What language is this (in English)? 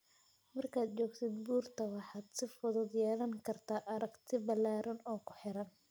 Somali